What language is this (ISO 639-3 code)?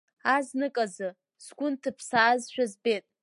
abk